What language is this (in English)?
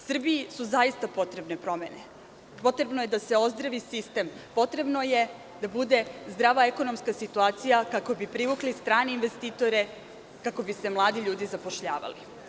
Serbian